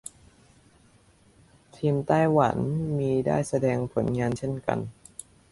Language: Thai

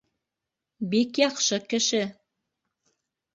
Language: Bashkir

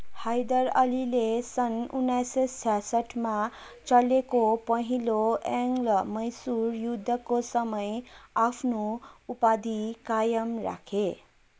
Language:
Nepali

